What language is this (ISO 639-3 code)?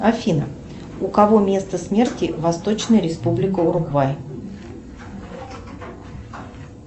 rus